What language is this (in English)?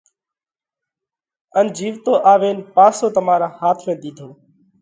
Parkari Koli